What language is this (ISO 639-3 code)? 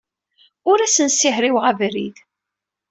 kab